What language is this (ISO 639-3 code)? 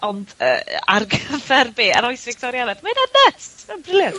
cym